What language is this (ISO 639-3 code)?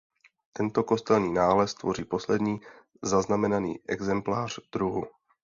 ces